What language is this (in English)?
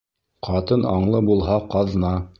Bashkir